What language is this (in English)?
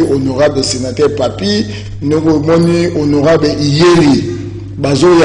French